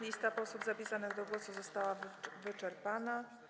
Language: Polish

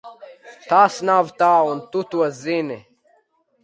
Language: Latvian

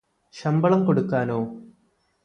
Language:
Malayalam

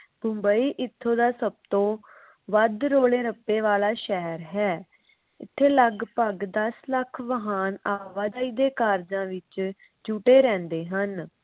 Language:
Punjabi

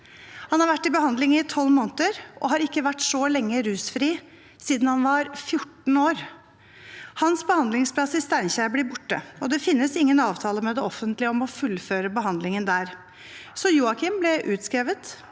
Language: Norwegian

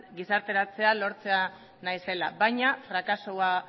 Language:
Basque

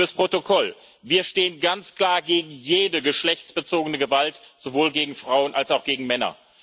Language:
German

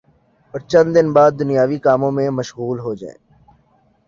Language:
Urdu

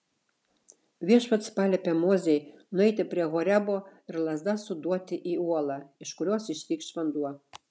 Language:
Lithuanian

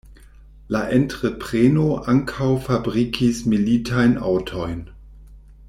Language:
Esperanto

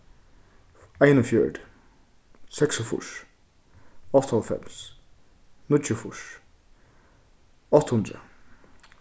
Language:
Faroese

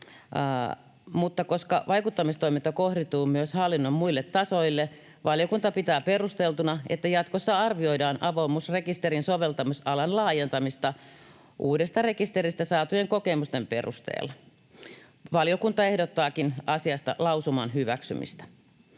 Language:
Finnish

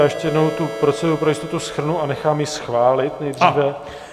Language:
Czech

